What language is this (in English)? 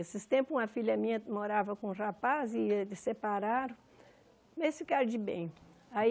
Portuguese